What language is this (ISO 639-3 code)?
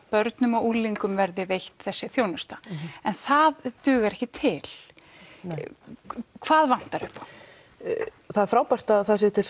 isl